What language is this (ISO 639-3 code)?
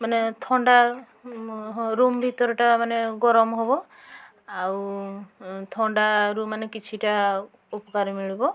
ori